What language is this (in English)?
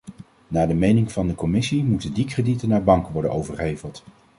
Dutch